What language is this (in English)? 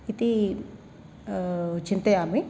Sanskrit